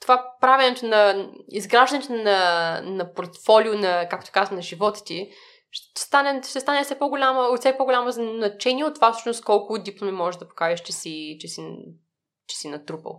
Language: Bulgarian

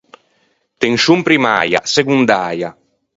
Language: Ligurian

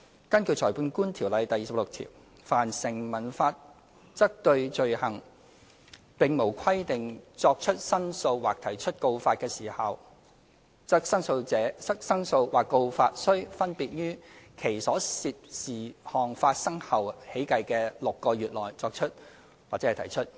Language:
Cantonese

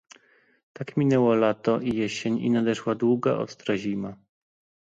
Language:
Polish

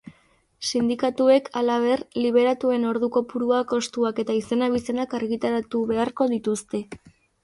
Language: Basque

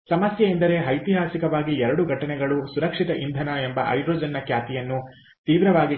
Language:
Kannada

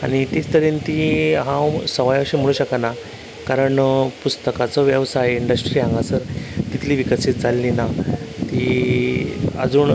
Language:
Konkani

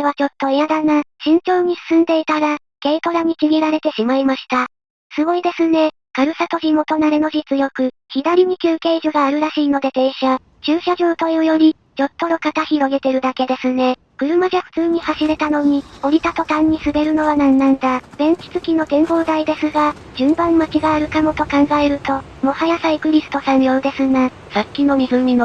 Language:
Japanese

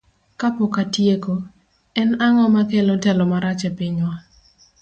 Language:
Luo (Kenya and Tanzania)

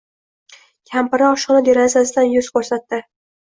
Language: Uzbek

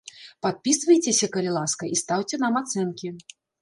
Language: Belarusian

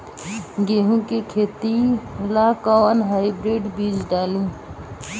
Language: Bhojpuri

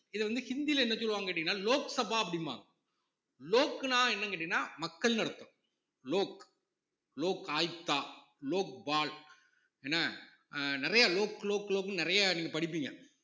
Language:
Tamil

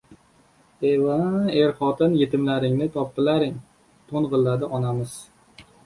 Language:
Uzbek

